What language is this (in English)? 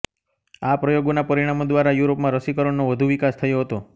Gujarati